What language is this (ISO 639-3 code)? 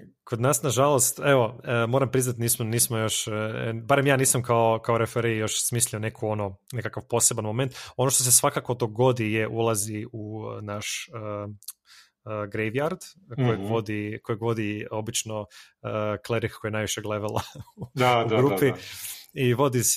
hrv